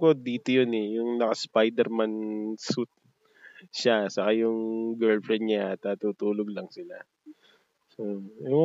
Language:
Filipino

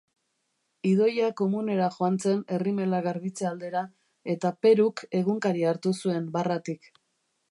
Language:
Basque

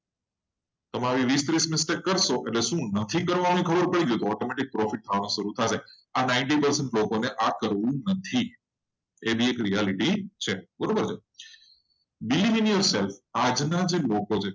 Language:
Gujarati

